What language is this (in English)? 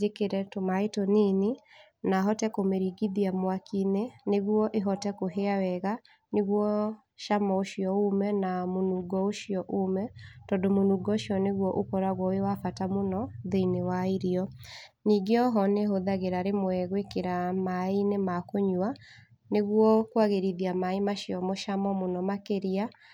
Kikuyu